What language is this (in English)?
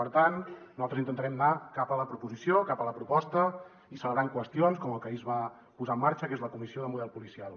Catalan